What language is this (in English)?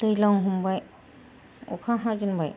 Bodo